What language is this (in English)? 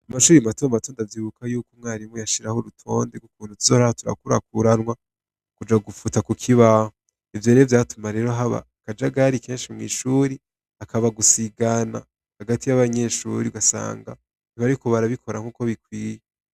Rundi